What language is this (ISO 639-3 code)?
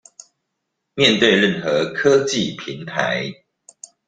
zho